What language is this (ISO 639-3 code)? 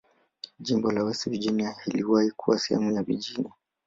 swa